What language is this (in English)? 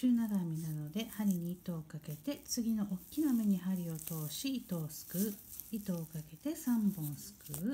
Japanese